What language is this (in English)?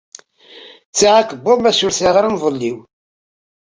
Kabyle